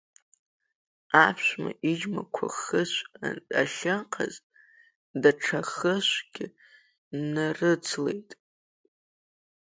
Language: Abkhazian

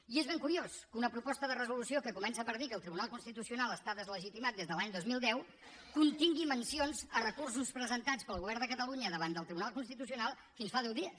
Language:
Catalan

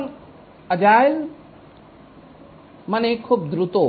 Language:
Bangla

